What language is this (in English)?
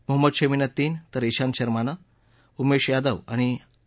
Marathi